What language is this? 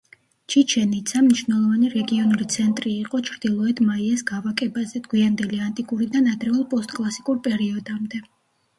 Georgian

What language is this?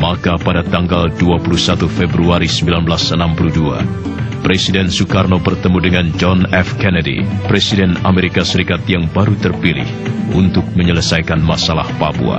Indonesian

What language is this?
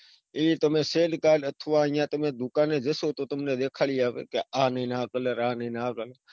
Gujarati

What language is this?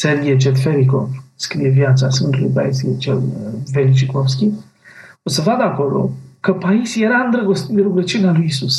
Romanian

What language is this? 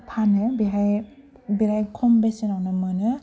Bodo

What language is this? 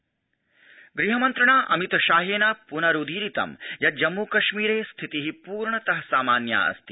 Sanskrit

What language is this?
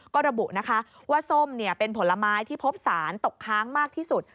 Thai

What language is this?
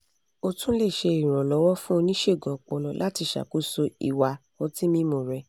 Yoruba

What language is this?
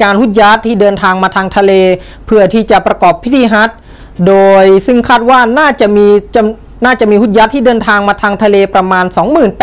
Thai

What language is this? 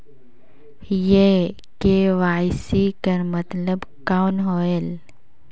Chhattisgarhi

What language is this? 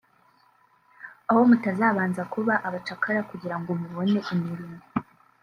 Kinyarwanda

